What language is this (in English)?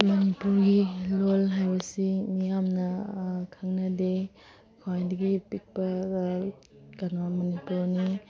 Manipuri